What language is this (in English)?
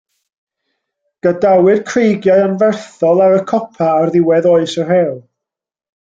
Welsh